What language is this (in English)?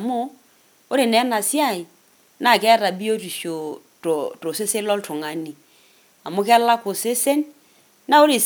Masai